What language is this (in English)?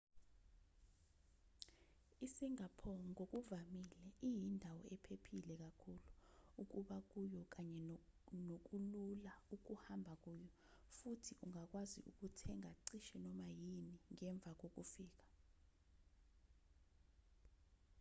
Zulu